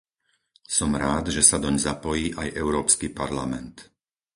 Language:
Slovak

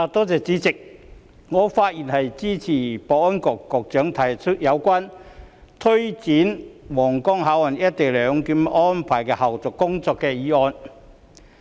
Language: Cantonese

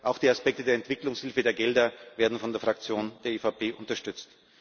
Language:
German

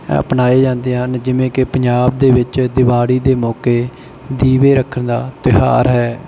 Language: Punjabi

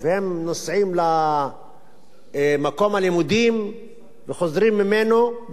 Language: Hebrew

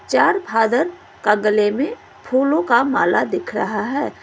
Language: Hindi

